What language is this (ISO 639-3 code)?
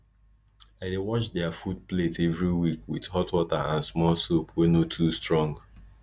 pcm